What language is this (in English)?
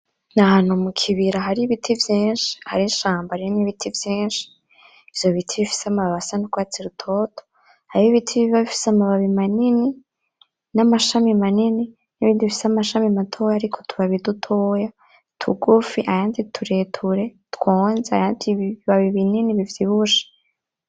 Rundi